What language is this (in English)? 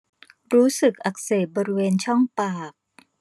Thai